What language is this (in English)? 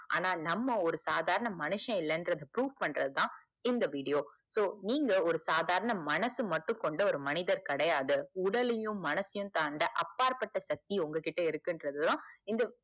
Tamil